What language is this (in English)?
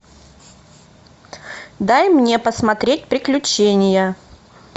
Russian